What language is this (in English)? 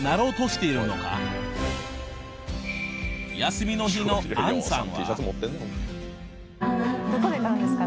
Japanese